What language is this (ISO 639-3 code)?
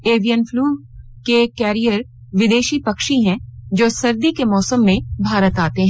hin